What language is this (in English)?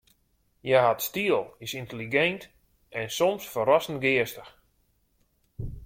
Western Frisian